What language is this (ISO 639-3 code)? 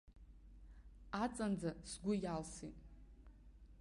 abk